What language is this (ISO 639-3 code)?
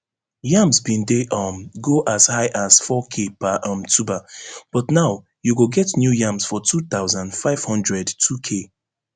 pcm